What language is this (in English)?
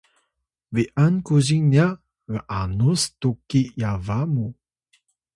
Atayal